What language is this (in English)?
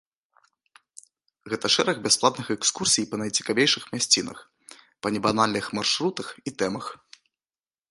Belarusian